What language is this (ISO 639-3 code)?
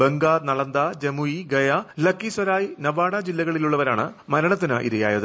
mal